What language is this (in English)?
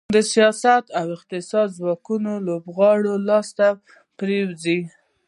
Pashto